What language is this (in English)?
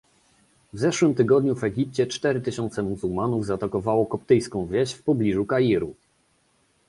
Polish